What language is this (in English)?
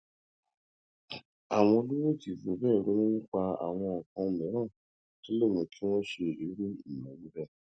Yoruba